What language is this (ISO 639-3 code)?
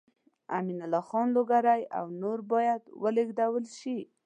pus